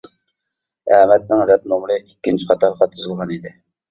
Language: Uyghur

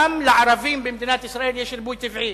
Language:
Hebrew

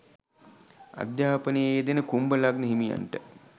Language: Sinhala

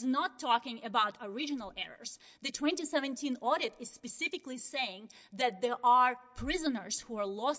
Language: English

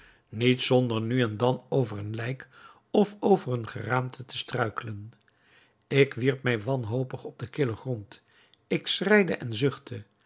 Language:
Dutch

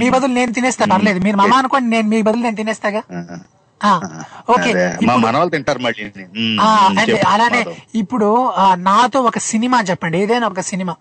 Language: Telugu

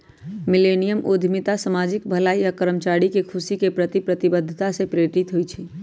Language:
Magahi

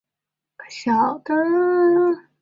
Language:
Chinese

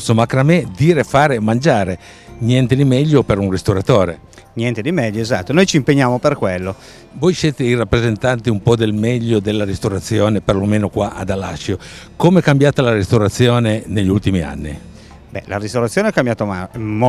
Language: Italian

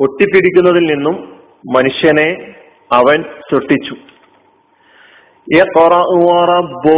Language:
Malayalam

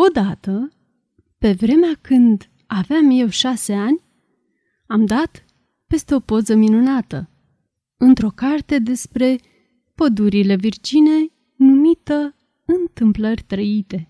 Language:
Romanian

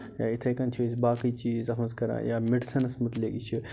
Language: Kashmiri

